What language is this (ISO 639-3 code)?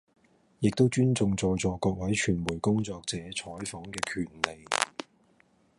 yue